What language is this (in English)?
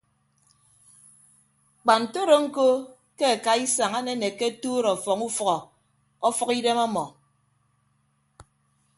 Ibibio